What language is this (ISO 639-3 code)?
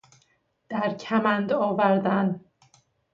fas